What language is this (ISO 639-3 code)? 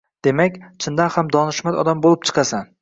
uzb